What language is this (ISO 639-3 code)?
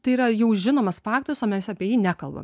lit